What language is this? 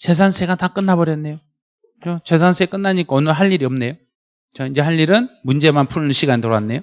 Korean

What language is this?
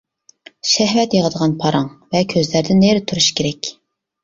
Uyghur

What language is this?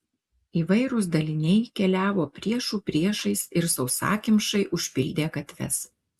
Lithuanian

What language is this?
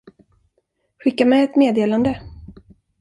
Swedish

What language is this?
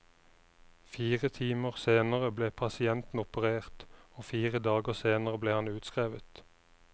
Norwegian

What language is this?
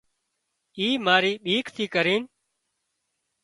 Wadiyara Koli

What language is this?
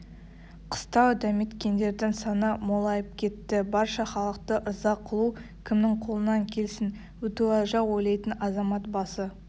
Kazakh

